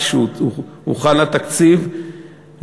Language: Hebrew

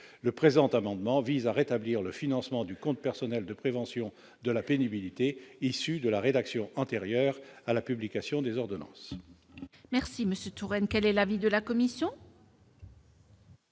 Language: French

